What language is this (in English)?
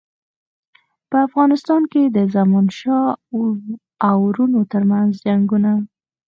Pashto